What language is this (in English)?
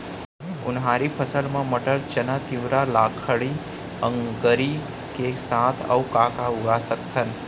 Chhattisgarhi